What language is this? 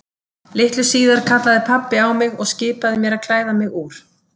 Icelandic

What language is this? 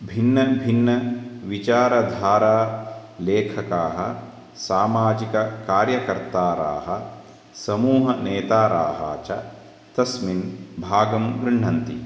Sanskrit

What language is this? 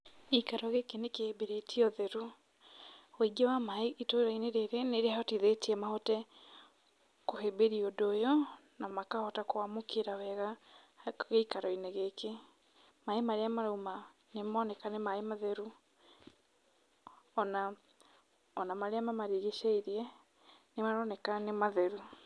Kikuyu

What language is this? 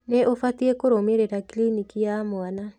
Kikuyu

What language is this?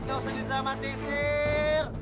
Indonesian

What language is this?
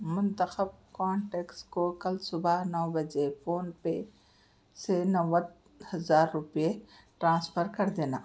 Urdu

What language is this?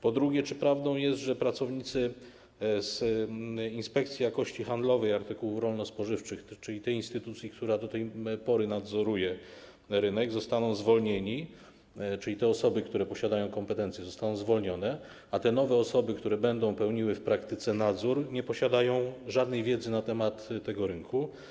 Polish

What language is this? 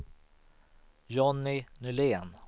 Swedish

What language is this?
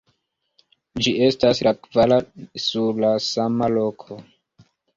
Esperanto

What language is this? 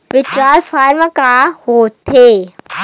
Chhattisgarhi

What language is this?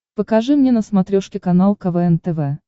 Russian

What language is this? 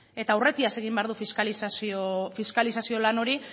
Basque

